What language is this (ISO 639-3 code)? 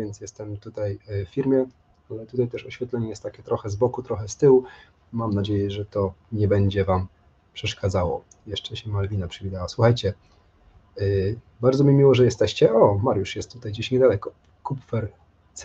pol